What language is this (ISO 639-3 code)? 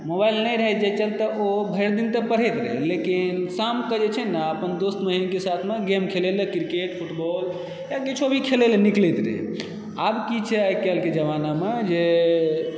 mai